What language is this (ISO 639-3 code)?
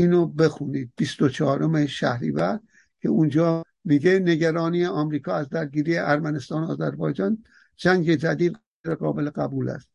fas